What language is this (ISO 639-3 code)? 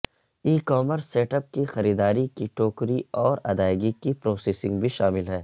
urd